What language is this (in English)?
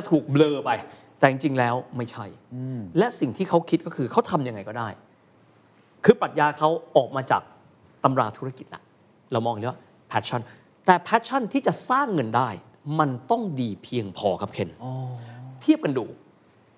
Thai